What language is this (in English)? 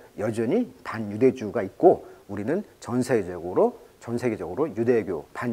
Korean